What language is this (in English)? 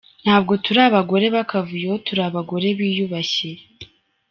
Kinyarwanda